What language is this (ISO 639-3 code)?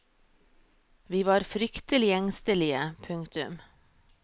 nor